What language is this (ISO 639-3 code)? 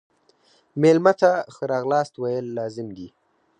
pus